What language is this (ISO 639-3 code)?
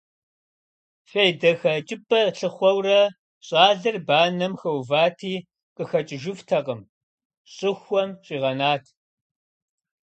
kbd